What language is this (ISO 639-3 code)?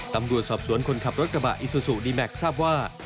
tha